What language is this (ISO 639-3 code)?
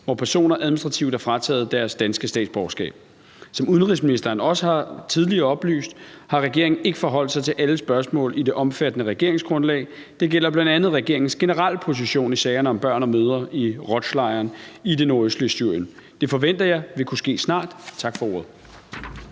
dan